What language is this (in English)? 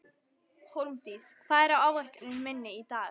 Icelandic